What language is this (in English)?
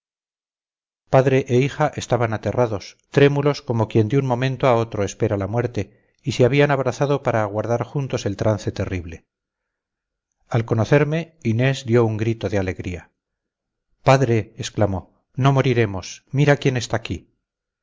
Spanish